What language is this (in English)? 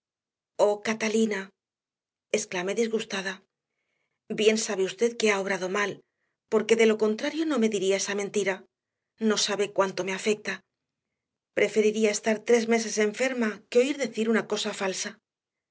Spanish